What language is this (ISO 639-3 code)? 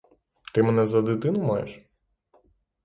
ukr